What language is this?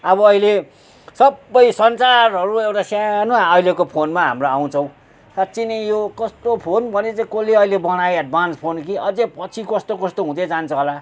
Nepali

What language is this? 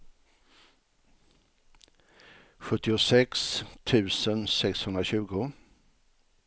Swedish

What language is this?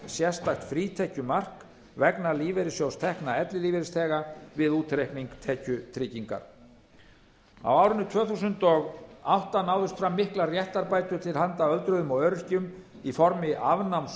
Icelandic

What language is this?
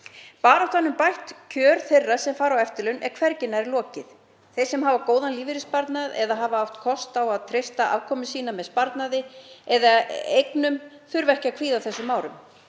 Icelandic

